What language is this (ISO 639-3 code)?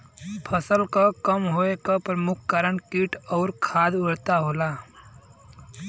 bho